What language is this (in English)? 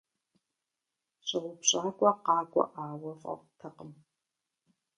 Kabardian